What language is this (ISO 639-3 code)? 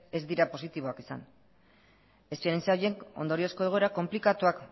eus